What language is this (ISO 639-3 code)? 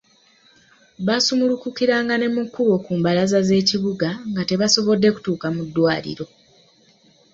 lug